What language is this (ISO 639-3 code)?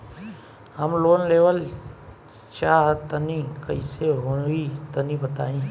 bho